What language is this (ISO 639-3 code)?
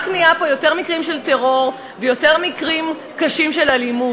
heb